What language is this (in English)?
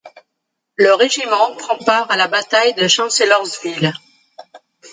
French